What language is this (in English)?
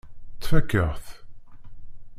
Kabyle